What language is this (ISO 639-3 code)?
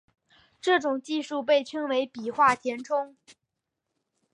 zho